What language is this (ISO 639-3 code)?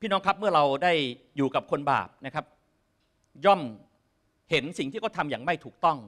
tha